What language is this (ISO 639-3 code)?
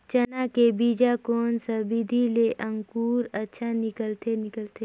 hne